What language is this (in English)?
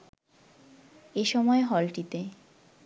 Bangla